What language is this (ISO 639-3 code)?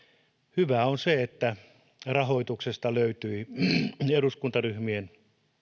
fin